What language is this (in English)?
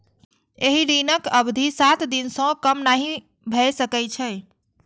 Maithili